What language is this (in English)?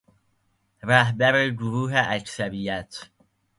Persian